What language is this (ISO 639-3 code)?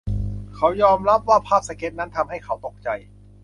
tha